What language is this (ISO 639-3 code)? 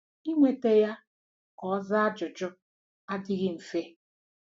ibo